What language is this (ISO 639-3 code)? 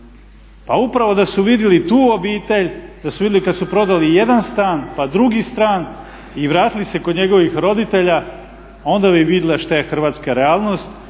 hrv